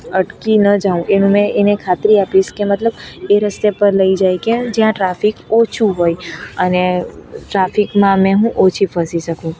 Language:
Gujarati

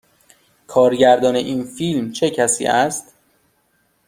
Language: Persian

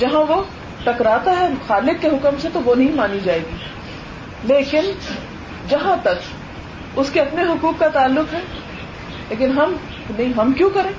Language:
Urdu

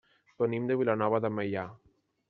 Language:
Catalan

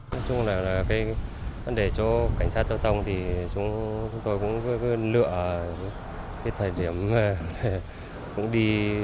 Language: Vietnamese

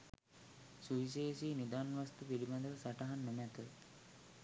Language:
Sinhala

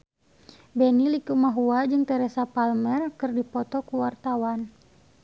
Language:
Sundanese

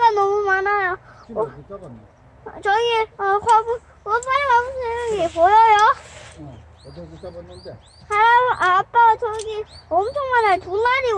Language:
Korean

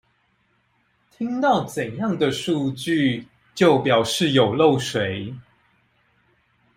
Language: Chinese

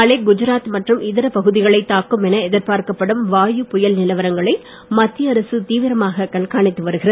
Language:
Tamil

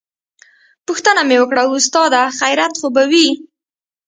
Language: Pashto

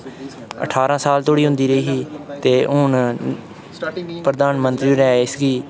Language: Dogri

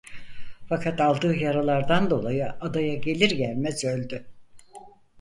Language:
Turkish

